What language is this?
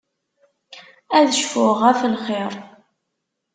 Kabyle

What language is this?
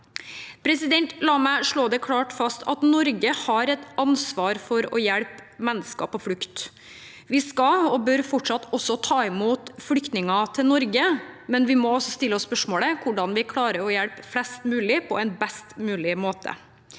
Norwegian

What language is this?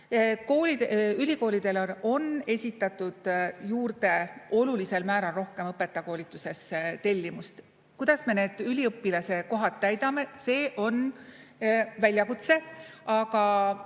Estonian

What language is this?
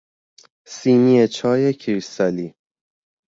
Persian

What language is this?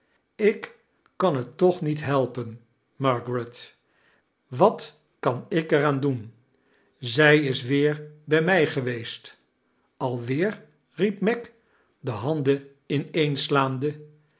Dutch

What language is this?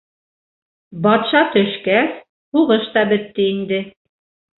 Bashkir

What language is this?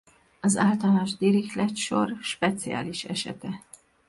Hungarian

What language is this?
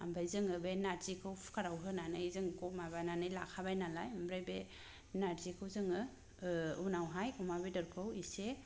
Bodo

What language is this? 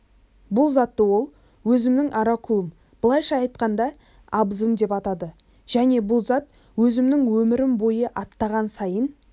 Kazakh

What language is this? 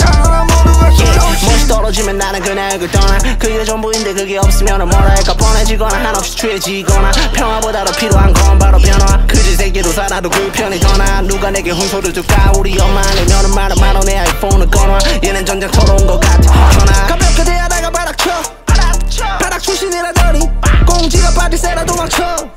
Korean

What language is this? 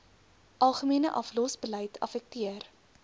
Afrikaans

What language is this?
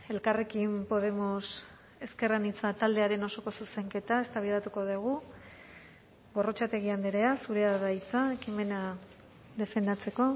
Basque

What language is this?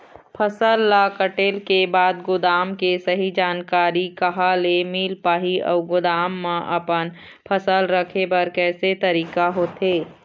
Chhattisgarhi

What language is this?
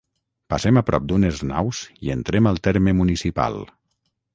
Catalan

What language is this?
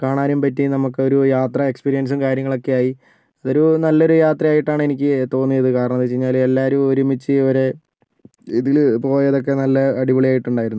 Malayalam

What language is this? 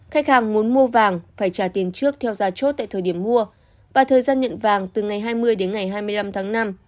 Vietnamese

